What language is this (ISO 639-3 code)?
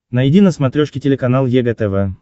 rus